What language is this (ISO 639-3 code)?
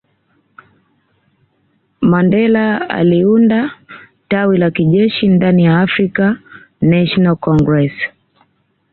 swa